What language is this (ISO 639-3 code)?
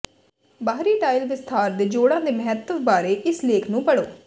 pan